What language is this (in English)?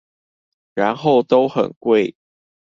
Chinese